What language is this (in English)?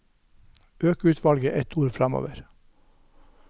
Norwegian